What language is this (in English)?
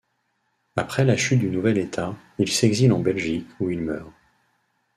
French